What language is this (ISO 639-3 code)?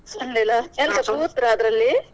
kan